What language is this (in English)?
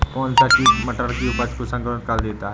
Hindi